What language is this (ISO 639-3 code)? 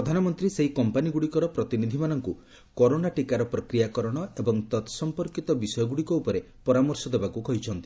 ori